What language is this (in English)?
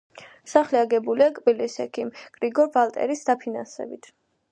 Georgian